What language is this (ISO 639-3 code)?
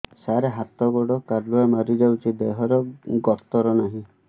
ori